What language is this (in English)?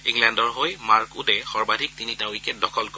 Assamese